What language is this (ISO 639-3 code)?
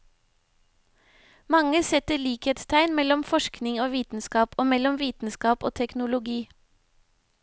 nor